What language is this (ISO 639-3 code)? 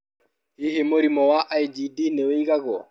kik